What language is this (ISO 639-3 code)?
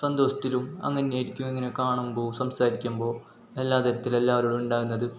mal